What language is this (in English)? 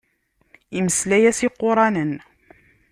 Kabyle